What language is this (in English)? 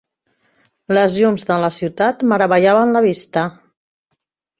Catalan